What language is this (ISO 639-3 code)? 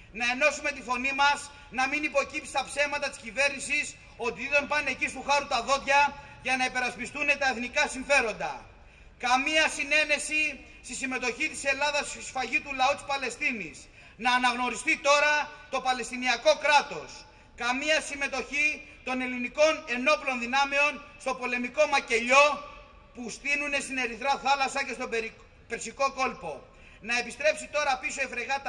ell